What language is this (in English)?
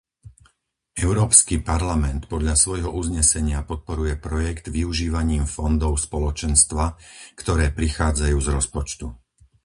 Slovak